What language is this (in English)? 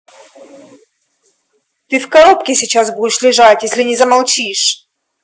Russian